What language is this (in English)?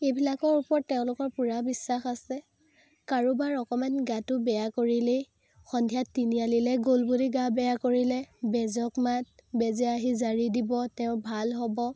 Assamese